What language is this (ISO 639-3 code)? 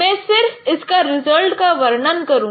hin